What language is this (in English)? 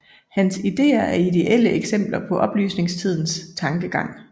Danish